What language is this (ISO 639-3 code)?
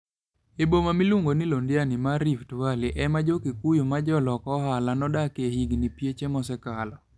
luo